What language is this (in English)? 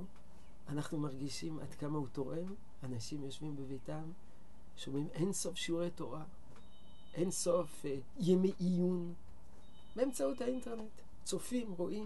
Hebrew